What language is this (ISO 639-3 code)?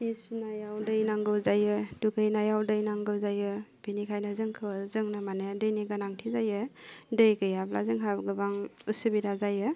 brx